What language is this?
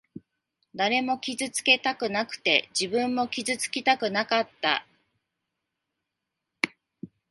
Japanese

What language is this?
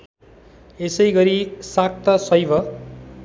Nepali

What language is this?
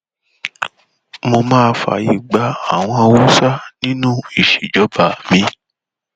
Yoruba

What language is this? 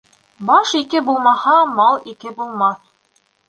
Bashkir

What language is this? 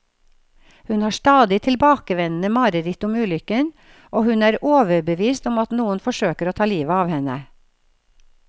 Norwegian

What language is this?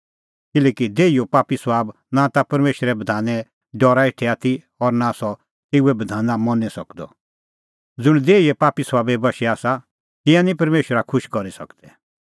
Kullu Pahari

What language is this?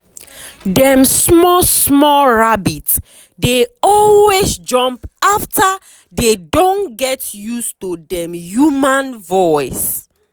Nigerian Pidgin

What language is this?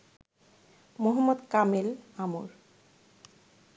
Bangla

